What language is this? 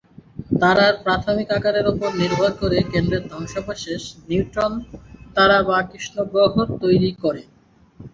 Bangla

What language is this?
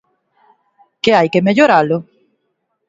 Galician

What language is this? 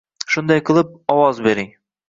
Uzbek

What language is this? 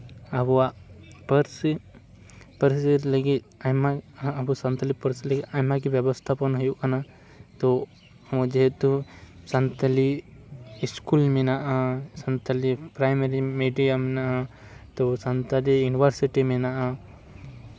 Santali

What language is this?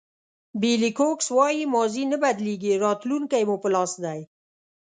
Pashto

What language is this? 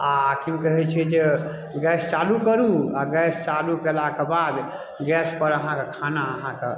Maithili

